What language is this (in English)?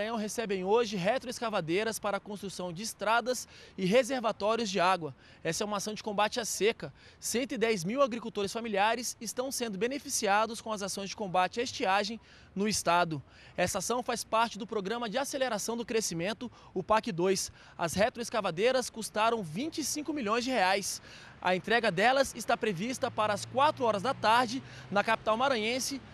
Portuguese